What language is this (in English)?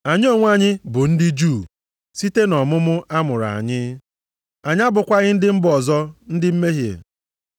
Igbo